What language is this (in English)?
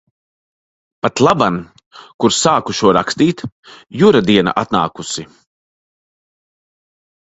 Latvian